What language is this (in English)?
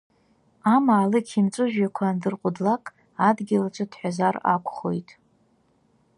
Abkhazian